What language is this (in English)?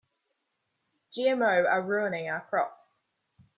English